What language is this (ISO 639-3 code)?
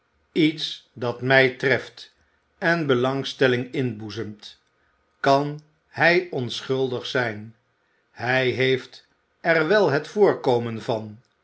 nld